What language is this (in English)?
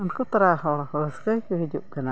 Santali